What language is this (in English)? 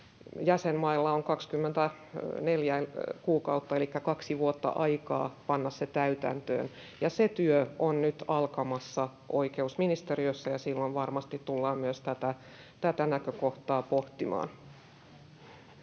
Finnish